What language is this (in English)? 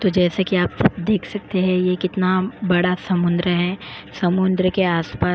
Hindi